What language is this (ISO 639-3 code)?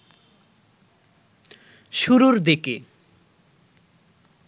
ben